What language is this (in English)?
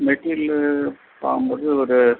Tamil